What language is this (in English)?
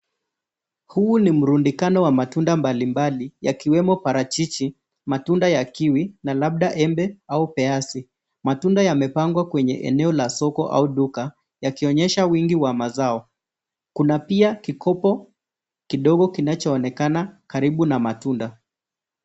Swahili